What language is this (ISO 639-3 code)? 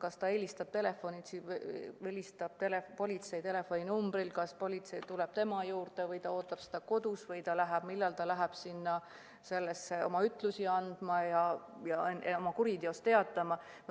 est